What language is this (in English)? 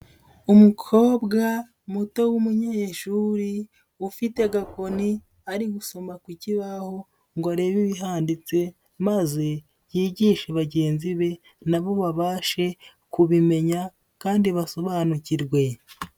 Kinyarwanda